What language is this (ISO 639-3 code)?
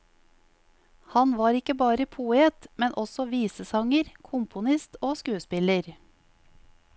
nor